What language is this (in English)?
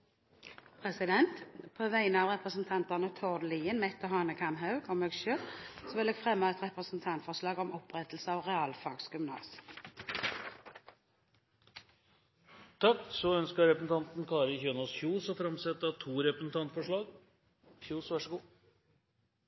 Norwegian